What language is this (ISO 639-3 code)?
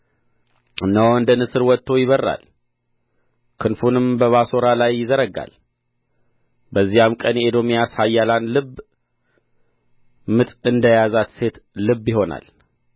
amh